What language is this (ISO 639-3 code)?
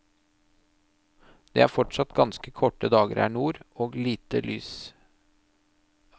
nor